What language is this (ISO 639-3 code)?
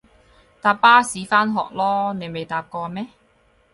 yue